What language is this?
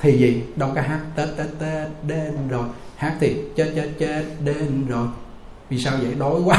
Vietnamese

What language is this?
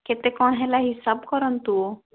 Odia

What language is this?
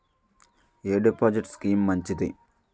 Telugu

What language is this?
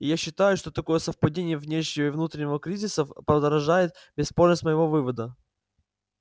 Russian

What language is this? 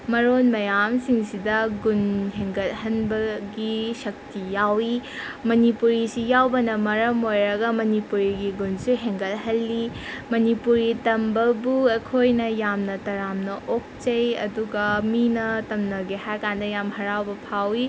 Manipuri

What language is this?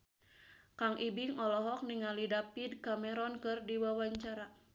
Sundanese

